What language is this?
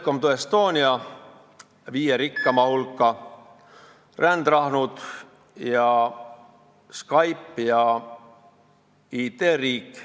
Estonian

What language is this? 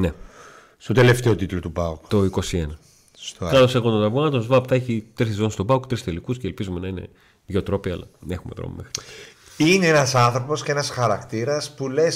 Greek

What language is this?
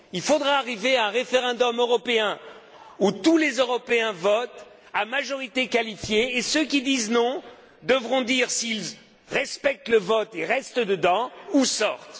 French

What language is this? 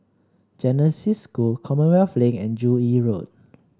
English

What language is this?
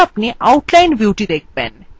Bangla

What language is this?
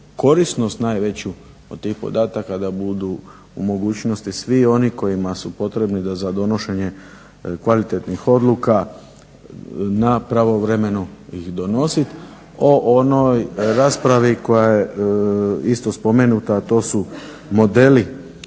Croatian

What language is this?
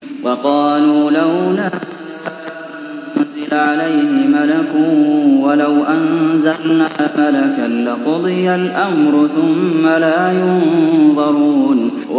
Arabic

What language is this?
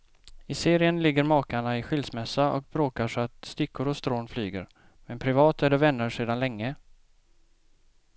Swedish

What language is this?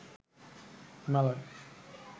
Bangla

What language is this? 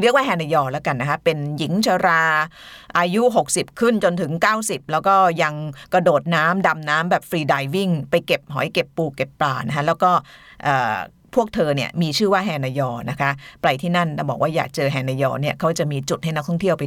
Thai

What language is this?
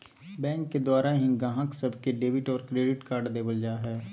Magahi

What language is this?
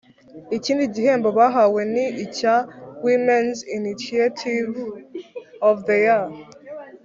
Kinyarwanda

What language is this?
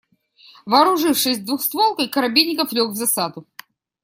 Russian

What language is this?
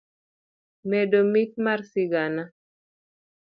Luo (Kenya and Tanzania)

